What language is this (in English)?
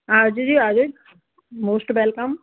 Punjabi